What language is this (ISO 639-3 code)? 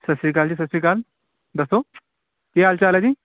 pan